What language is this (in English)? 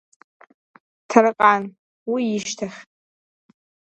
Abkhazian